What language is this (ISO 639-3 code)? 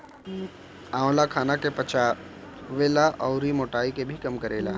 bho